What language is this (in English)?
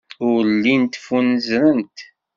Kabyle